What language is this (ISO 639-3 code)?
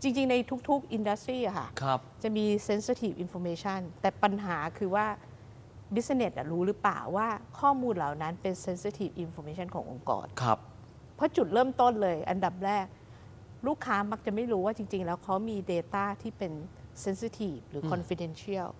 tha